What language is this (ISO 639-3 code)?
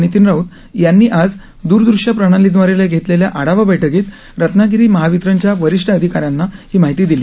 mar